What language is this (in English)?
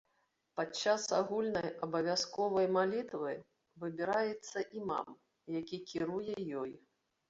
Belarusian